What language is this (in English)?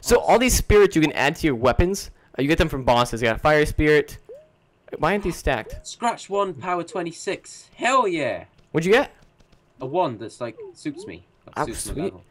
English